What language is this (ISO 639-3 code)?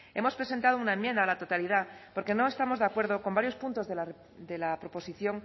spa